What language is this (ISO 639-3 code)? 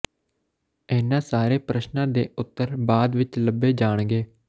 pan